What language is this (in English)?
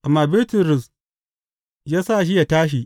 Hausa